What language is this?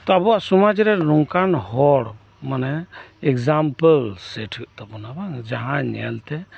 Santali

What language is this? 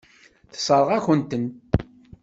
Kabyle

